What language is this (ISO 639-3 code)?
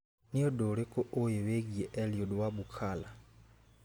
kik